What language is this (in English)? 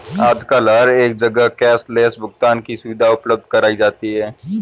Hindi